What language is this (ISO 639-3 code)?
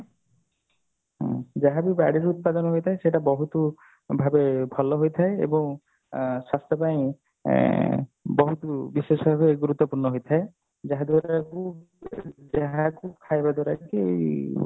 ori